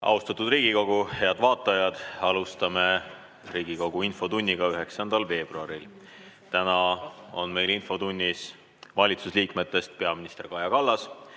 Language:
Estonian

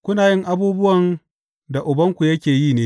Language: Hausa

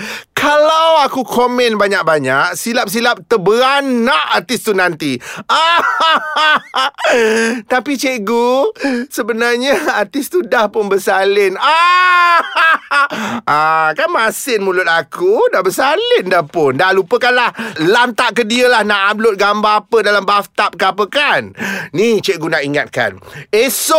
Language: Malay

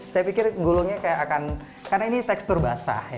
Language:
Indonesian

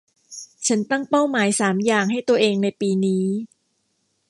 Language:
Thai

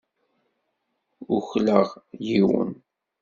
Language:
Kabyle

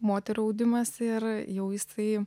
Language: Lithuanian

